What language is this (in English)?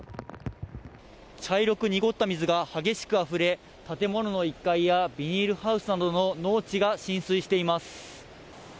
Japanese